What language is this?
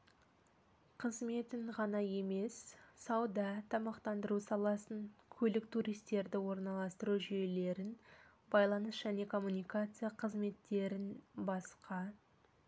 Kazakh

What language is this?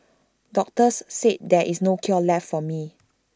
English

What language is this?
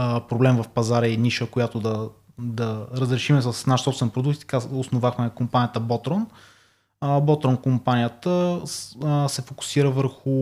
Bulgarian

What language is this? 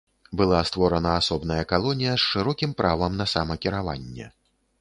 Belarusian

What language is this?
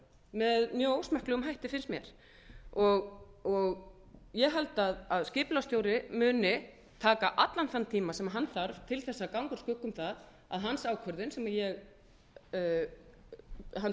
Icelandic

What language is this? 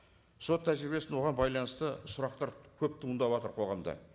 Kazakh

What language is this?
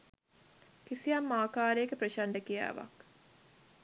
Sinhala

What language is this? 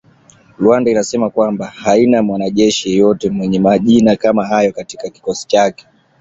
Swahili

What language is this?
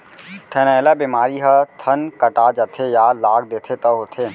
Chhattisgarhi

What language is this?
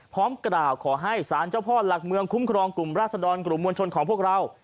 Thai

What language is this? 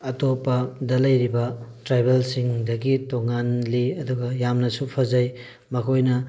Manipuri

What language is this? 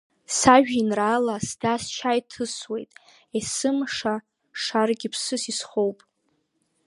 Abkhazian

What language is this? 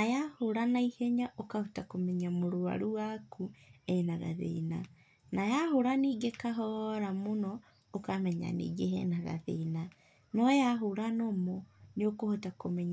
Kikuyu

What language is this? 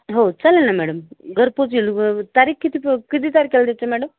Marathi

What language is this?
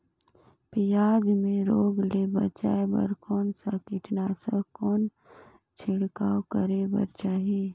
Chhattisgarhi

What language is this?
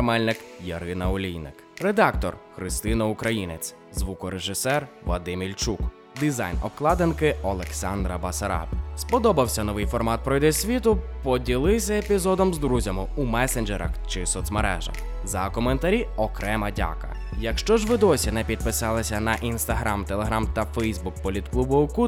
Ukrainian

